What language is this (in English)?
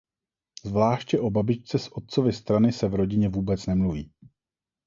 Czech